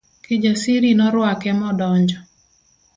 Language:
Luo (Kenya and Tanzania)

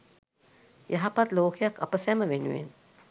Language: Sinhala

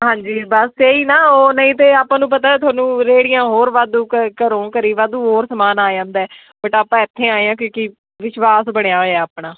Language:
Punjabi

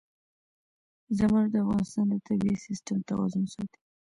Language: Pashto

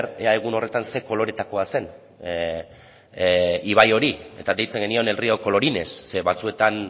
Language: Basque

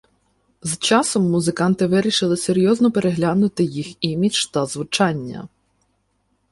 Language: Ukrainian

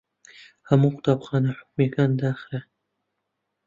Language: Central Kurdish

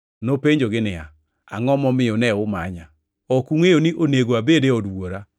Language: Luo (Kenya and Tanzania)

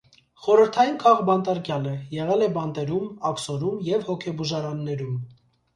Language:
Armenian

